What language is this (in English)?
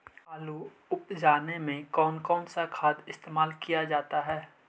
Magahi